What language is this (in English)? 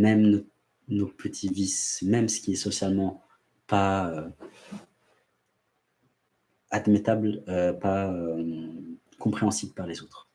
French